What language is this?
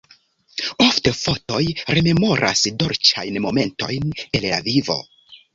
Esperanto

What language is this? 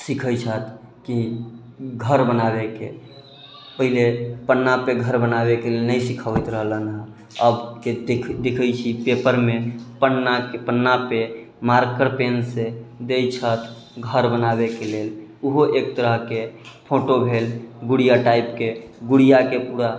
Maithili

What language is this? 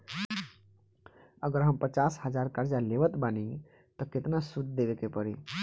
Bhojpuri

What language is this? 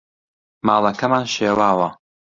Central Kurdish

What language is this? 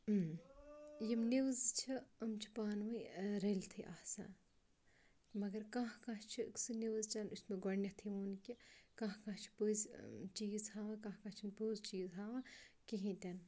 Kashmiri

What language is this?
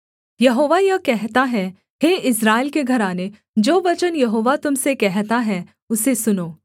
Hindi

